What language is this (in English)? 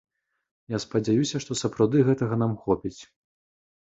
Belarusian